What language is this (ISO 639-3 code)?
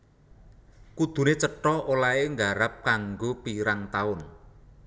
jav